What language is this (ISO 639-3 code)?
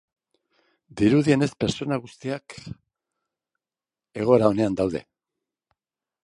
eus